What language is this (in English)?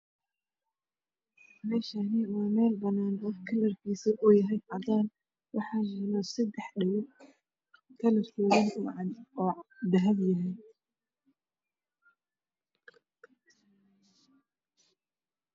Somali